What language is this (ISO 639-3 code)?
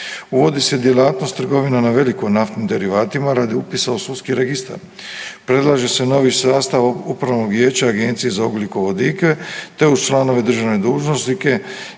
hrv